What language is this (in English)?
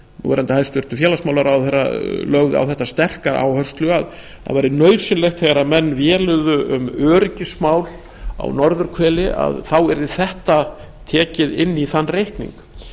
Icelandic